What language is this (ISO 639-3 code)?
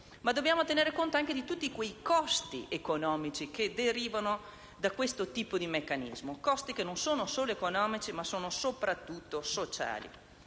ita